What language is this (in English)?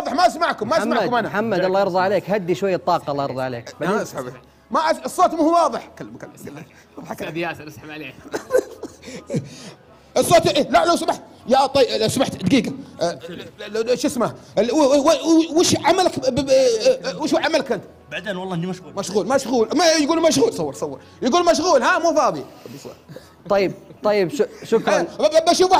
Arabic